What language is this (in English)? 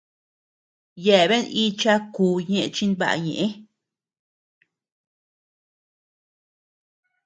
Tepeuxila Cuicatec